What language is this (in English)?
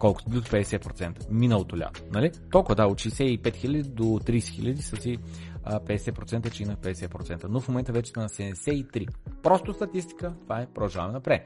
Bulgarian